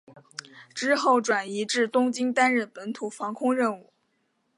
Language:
Chinese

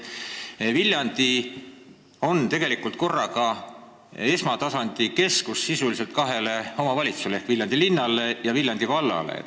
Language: Estonian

